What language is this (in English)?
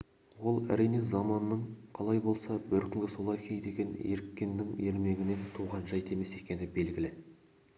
Kazakh